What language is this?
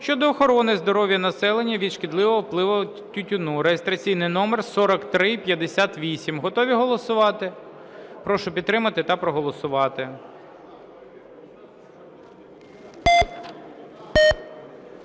Ukrainian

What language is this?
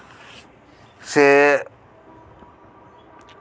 Santali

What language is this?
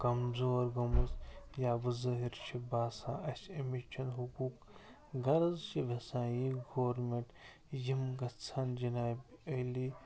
Kashmiri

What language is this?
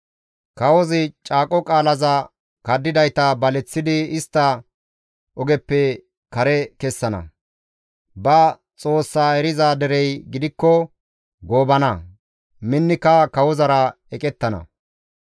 Gamo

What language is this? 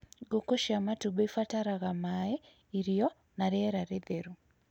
Kikuyu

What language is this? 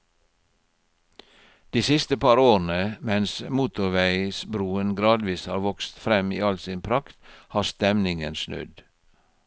Norwegian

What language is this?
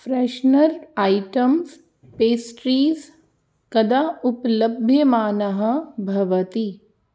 Sanskrit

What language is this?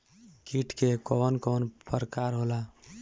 Bhojpuri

